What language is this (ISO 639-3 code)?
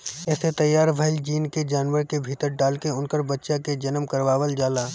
bho